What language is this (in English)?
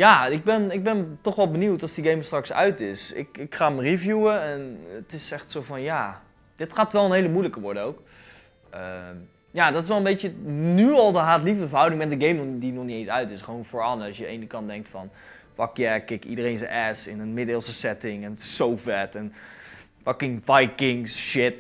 Dutch